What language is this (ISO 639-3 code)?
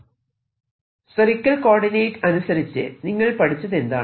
mal